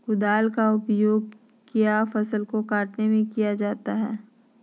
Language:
Magahi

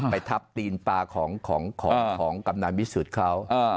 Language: Thai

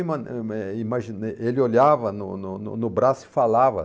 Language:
Portuguese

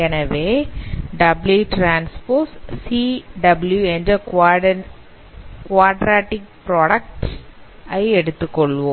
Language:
Tamil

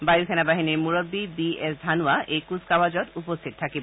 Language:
Assamese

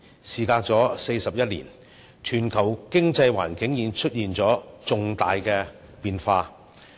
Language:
Cantonese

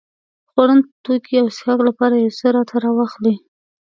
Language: Pashto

